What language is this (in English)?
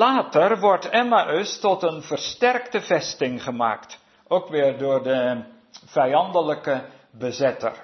Dutch